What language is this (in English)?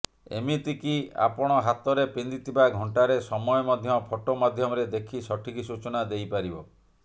Odia